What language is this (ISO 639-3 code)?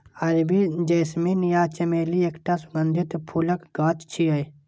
mai